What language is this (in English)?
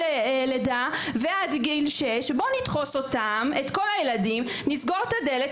Hebrew